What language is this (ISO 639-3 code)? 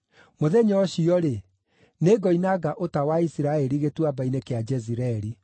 kik